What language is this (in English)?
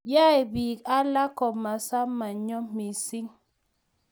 Kalenjin